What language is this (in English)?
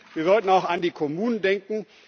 German